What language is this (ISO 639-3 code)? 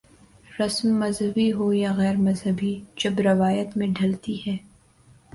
urd